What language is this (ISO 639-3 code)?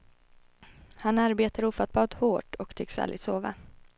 swe